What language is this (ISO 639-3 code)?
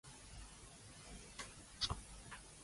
yue